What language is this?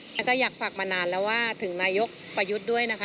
Thai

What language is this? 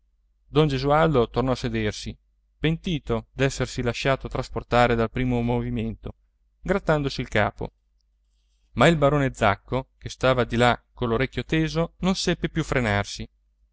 Italian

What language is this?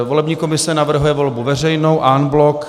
Czech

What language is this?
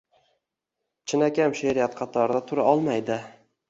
Uzbek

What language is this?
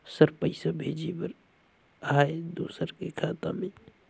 Chhattisgarhi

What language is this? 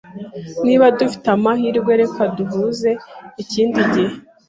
Kinyarwanda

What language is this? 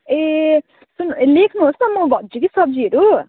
Nepali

